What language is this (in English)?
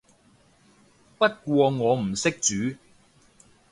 Cantonese